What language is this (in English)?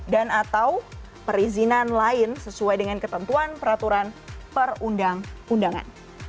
Indonesian